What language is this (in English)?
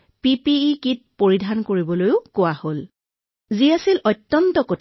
Assamese